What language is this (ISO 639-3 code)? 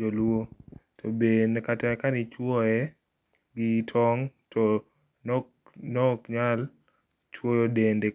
luo